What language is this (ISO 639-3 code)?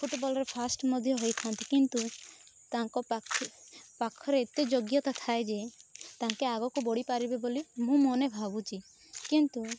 ori